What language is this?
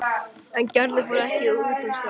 Icelandic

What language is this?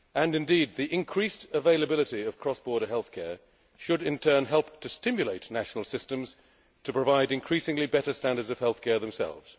English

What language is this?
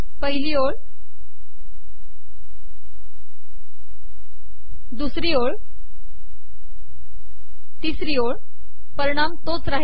Marathi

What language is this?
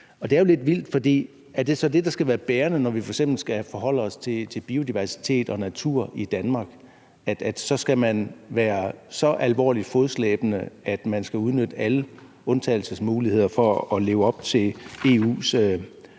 Danish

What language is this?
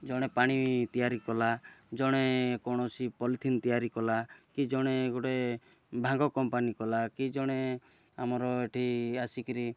Odia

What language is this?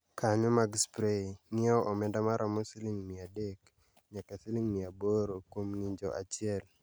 Luo (Kenya and Tanzania)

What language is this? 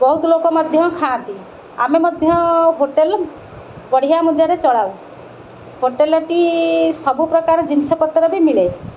Odia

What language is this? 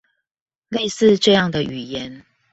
Chinese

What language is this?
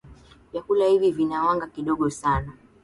Swahili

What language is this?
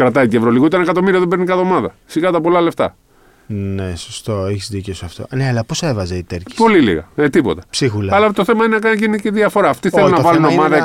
Greek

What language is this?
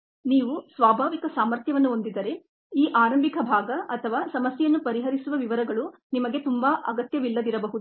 Kannada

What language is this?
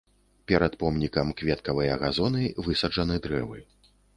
Belarusian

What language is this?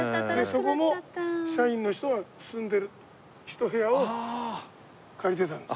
Japanese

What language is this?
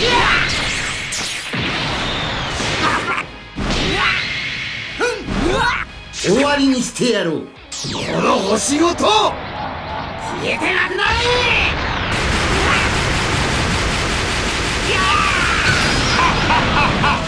Japanese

